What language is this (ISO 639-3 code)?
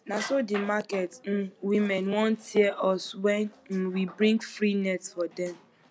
pcm